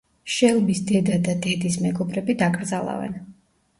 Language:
Georgian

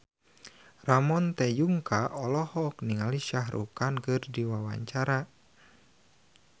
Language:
Sundanese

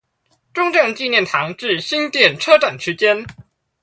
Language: Chinese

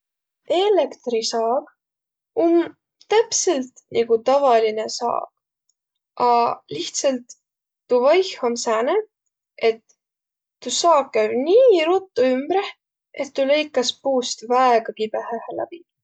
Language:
Võro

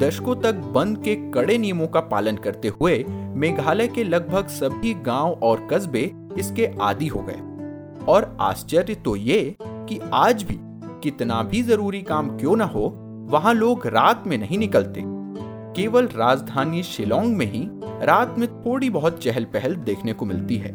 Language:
Hindi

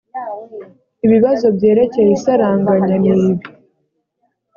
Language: Kinyarwanda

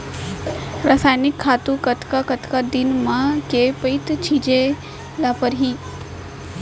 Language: Chhattisgarhi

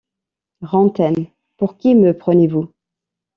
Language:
French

